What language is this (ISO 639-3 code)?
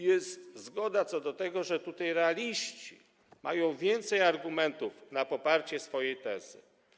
pol